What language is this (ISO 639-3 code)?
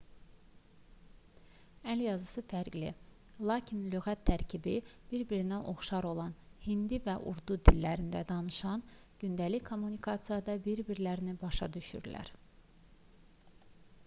aze